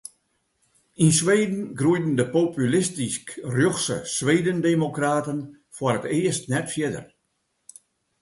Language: Western Frisian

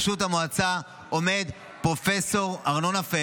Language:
Hebrew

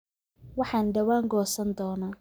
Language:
Somali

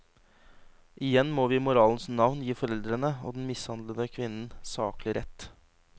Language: Norwegian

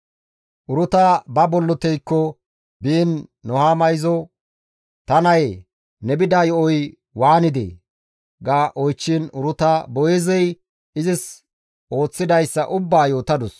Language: Gamo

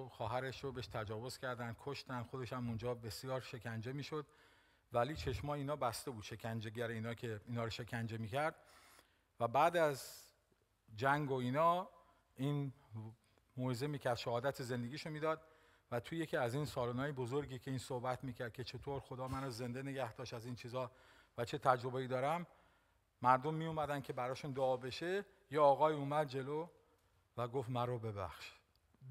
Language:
Persian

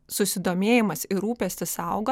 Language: Lithuanian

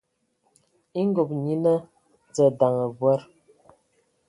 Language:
Ewondo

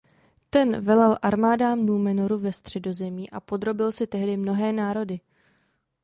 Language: Czech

